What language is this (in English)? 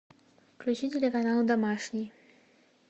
Russian